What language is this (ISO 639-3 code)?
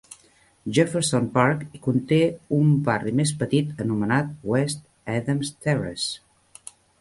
cat